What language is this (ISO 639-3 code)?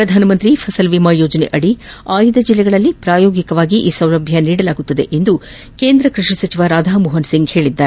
kan